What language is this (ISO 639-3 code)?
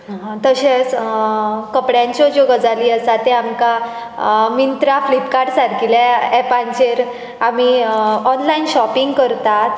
kok